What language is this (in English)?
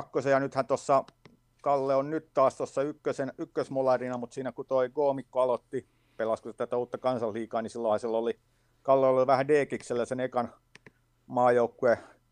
Finnish